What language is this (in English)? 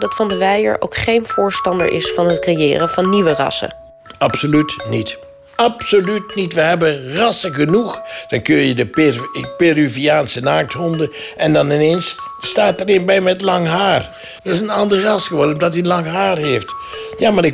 Dutch